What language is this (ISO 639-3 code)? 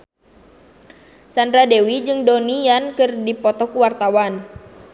sun